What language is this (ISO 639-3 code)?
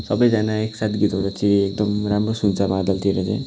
nep